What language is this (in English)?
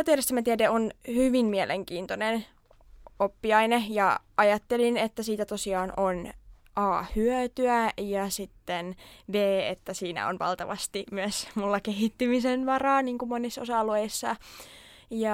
Finnish